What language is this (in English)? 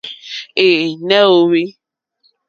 Mokpwe